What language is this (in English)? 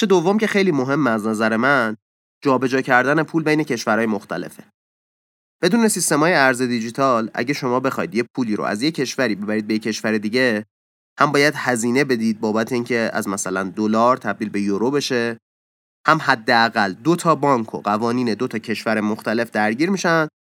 Persian